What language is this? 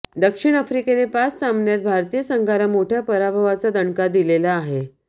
Marathi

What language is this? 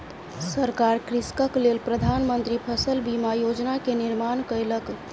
Maithili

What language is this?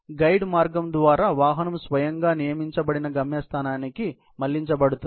Telugu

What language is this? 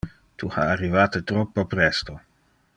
Interlingua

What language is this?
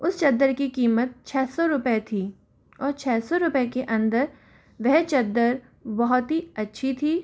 Hindi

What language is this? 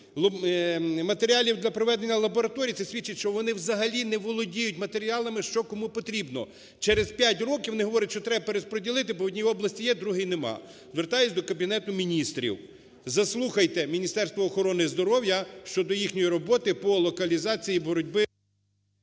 Ukrainian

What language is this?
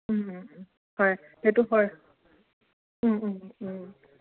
Assamese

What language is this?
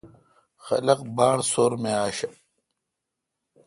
Kalkoti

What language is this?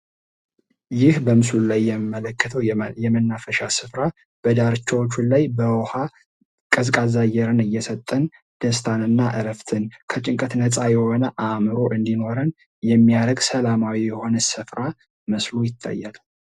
Amharic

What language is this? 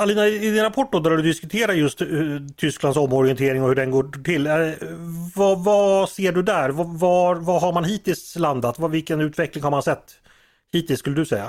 Swedish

